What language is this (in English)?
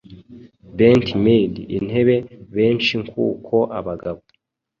Kinyarwanda